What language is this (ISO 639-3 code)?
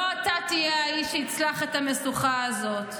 heb